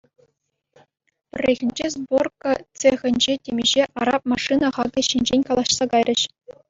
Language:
Chuvash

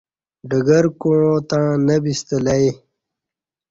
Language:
Kati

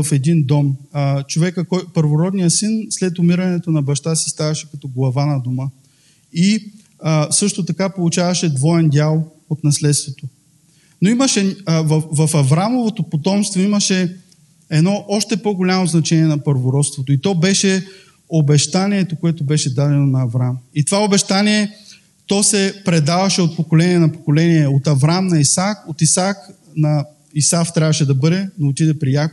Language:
Bulgarian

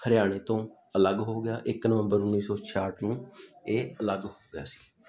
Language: Punjabi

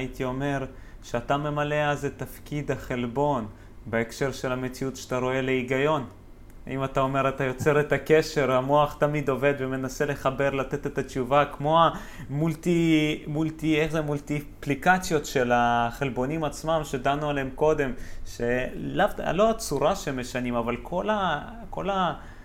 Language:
Hebrew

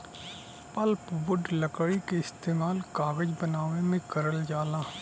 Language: Bhojpuri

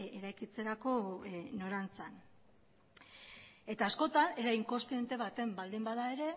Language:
Basque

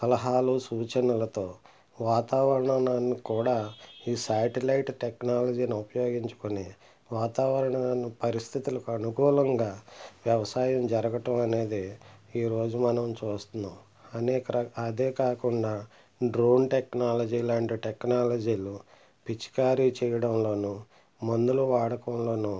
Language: Telugu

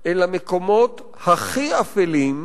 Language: Hebrew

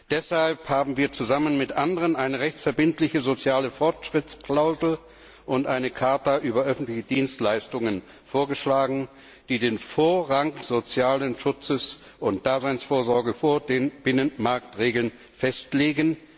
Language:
German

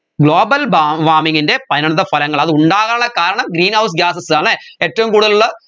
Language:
Malayalam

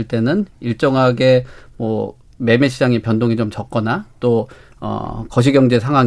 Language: Korean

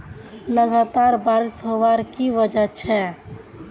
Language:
Magahi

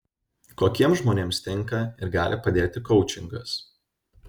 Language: Lithuanian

